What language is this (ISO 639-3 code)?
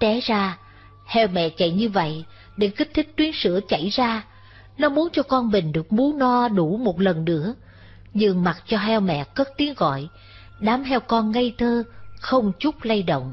vie